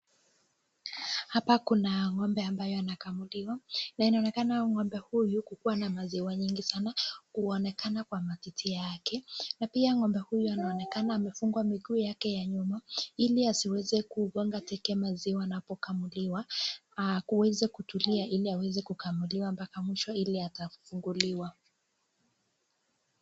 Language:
Swahili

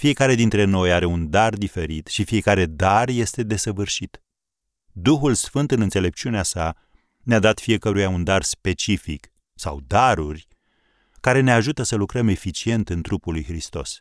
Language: Romanian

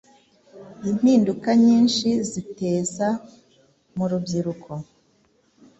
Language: Kinyarwanda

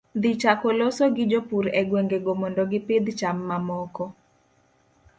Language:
Luo (Kenya and Tanzania)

